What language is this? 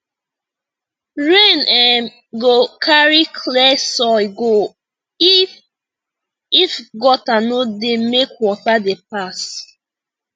Nigerian Pidgin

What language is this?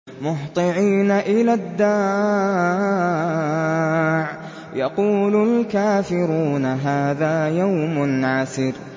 Arabic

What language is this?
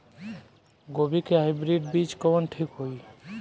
Bhojpuri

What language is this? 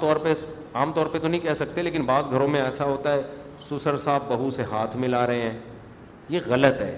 Urdu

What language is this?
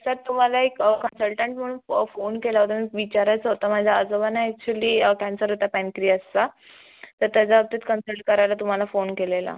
Marathi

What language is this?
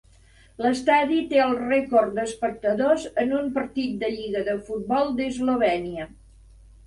Catalan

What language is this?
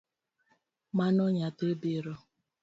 Luo (Kenya and Tanzania)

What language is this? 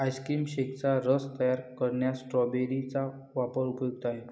Marathi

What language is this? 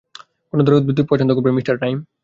Bangla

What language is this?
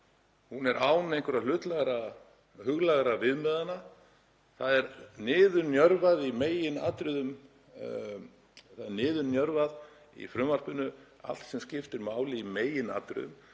Icelandic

